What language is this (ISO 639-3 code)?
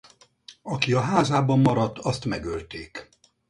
hun